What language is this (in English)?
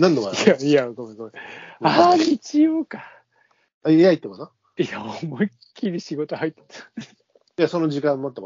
Japanese